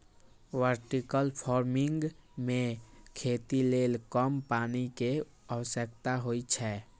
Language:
Maithili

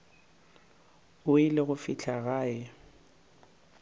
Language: Northern Sotho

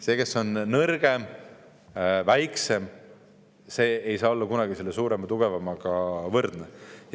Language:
Estonian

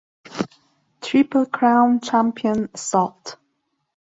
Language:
English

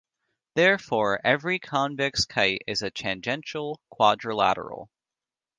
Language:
English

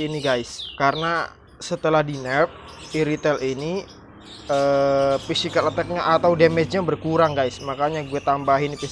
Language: Indonesian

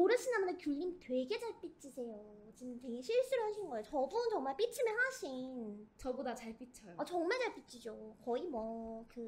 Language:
Korean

